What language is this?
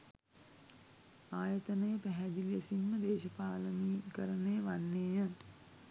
Sinhala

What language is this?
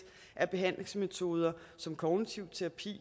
Danish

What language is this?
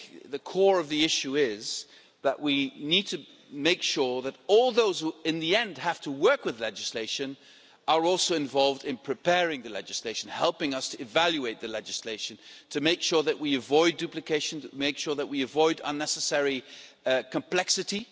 English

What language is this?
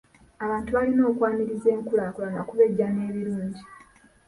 Ganda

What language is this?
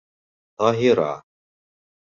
Bashkir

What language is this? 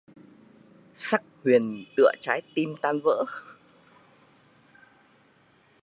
Vietnamese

